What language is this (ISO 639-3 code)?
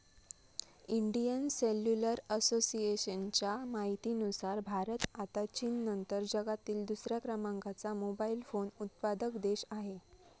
mar